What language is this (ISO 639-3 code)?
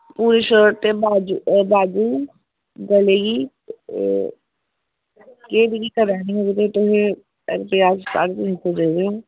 doi